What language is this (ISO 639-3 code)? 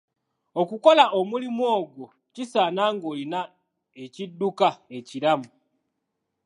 lug